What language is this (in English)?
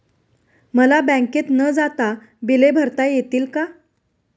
Marathi